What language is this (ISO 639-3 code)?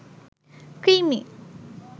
ben